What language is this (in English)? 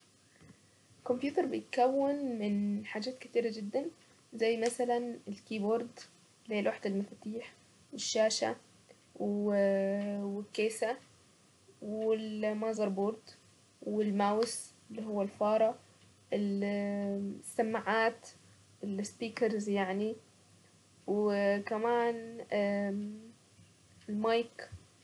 Saidi Arabic